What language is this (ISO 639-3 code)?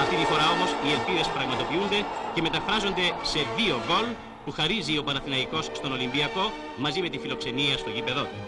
ell